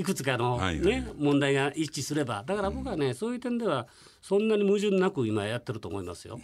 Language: Japanese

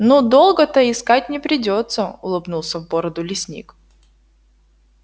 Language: Russian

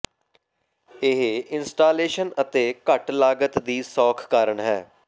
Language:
Punjabi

